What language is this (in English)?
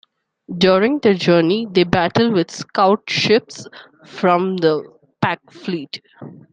English